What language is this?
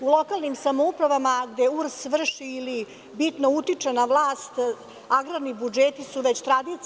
Serbian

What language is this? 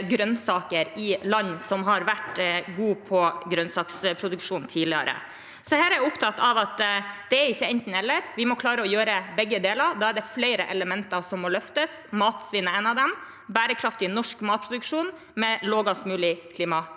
Norwegian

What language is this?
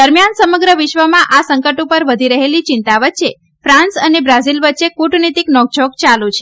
Gujarati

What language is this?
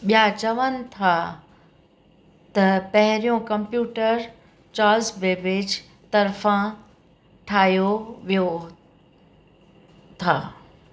Sindhi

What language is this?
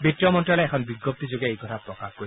Assamese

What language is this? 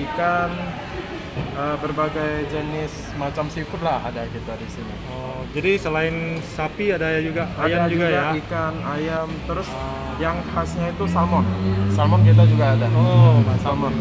Indonesian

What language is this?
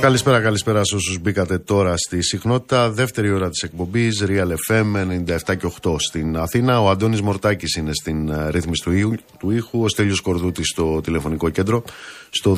Greek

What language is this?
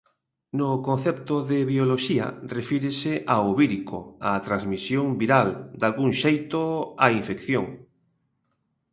Galician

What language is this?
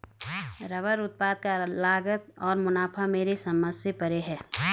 Hindi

